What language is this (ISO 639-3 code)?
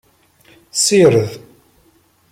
kab